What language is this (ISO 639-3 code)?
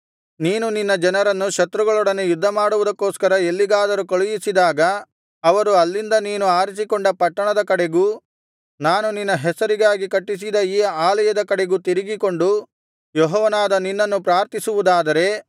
kan